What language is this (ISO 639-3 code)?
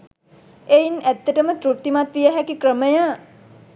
sin